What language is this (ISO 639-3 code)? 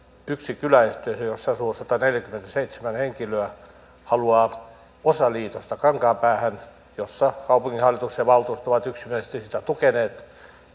fin